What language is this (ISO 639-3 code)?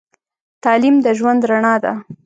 pus